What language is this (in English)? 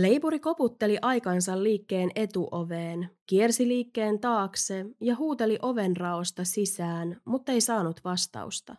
Finnish